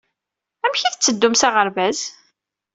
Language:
Kabyle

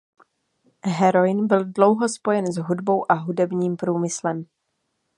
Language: Czech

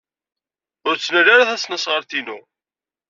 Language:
Kabyle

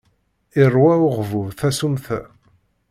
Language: Kabyle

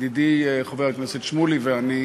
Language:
Hebrew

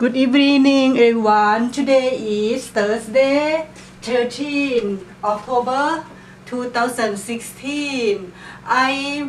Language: Thai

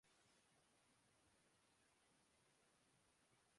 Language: Urdu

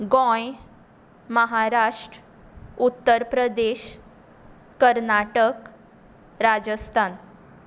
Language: Konkani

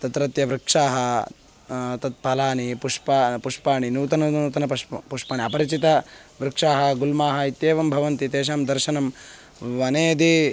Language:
Sanskrit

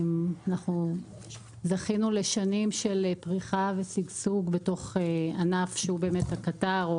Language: Hebrew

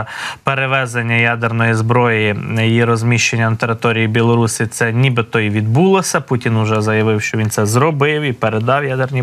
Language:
Ukrainian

